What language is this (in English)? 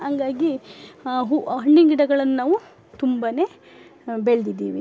Kannada